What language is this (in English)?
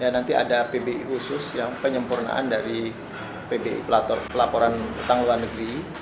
Indonesian